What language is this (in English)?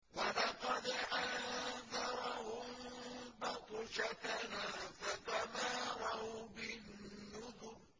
Arabic